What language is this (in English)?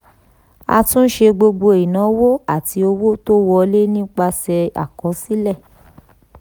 Yoruba